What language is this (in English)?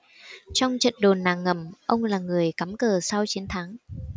Vietnamese